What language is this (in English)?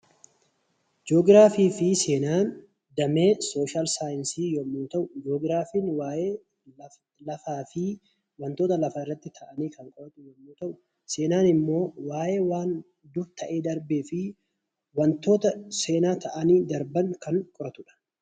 Oromo